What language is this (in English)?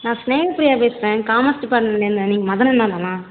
Tamil